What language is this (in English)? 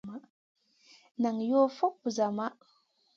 Masana